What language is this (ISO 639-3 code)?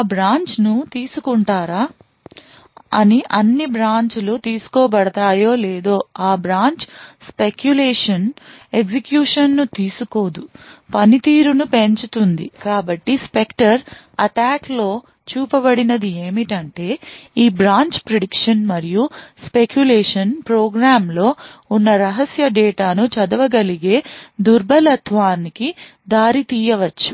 tel